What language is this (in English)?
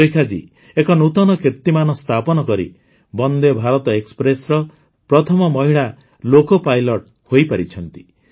Odia